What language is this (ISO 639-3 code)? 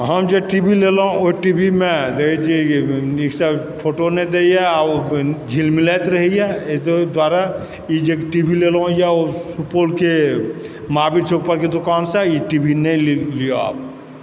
mai